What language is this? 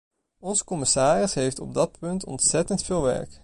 Dutch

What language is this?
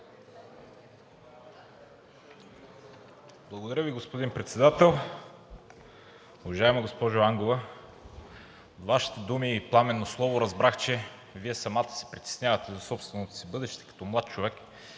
Bulgarian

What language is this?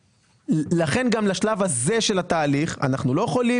Hebrew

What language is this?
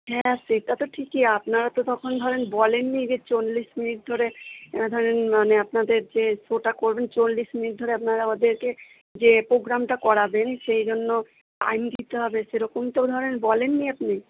Bangla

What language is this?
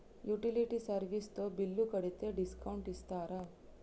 Telugu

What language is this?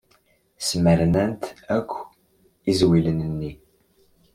Kabyle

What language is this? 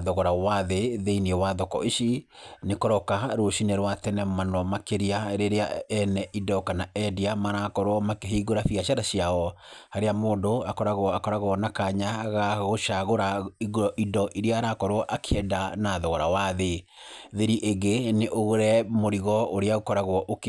Kikuyu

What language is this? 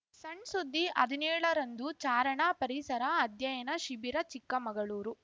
Kannada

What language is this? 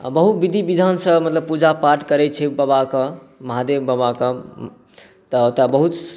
Maithili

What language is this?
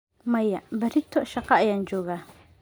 Somali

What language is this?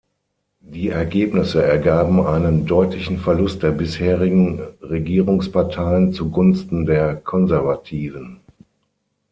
German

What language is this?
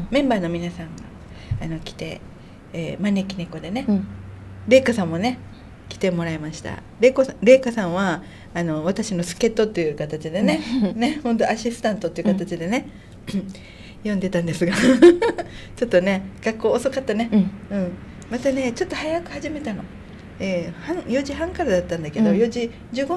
Japanese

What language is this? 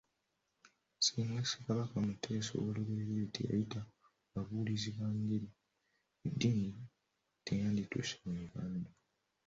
Ganda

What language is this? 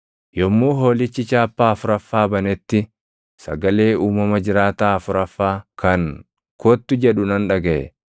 Oromo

